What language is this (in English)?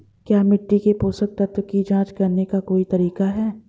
Hindi